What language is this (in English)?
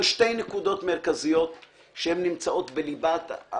Hebrew